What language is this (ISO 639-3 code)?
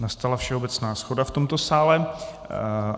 ces